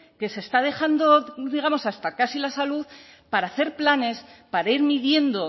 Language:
Spanish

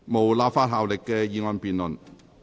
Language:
Cantonese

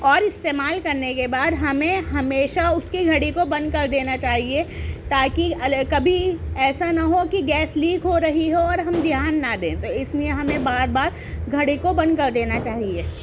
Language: Urdu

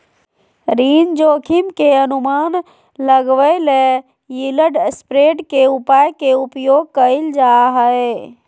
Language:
Magahi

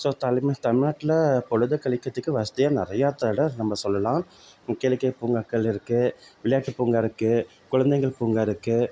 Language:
Tamil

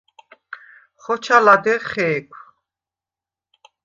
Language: Svan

